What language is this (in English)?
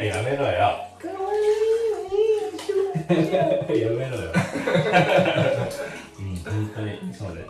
Japanese